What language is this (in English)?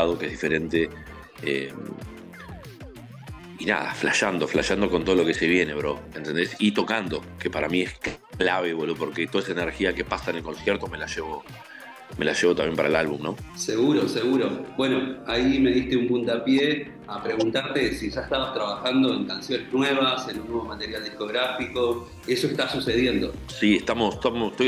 Spanish